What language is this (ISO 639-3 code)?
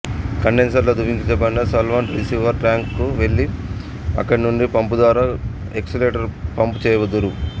tel